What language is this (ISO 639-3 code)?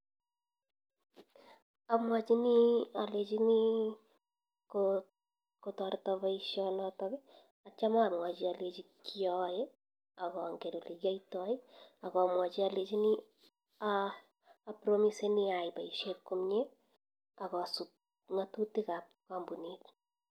kln